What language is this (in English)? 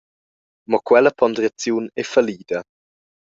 Romansh